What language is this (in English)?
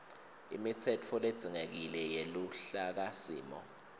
Swati